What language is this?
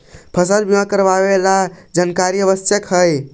Magahi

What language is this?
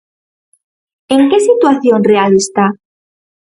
Galician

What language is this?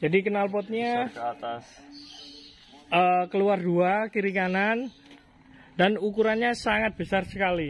Indonesian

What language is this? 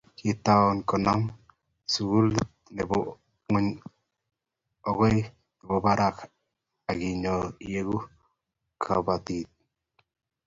Kalenjin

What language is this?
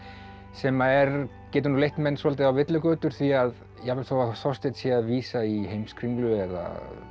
Icelandic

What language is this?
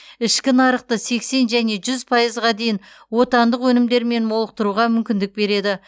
Kazakh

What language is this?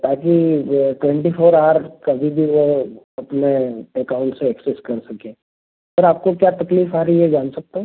Hindi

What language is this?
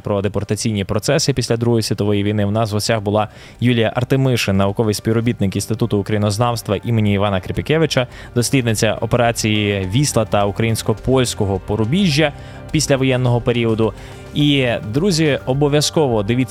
Ukrainian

